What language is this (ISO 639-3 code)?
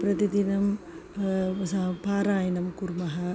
san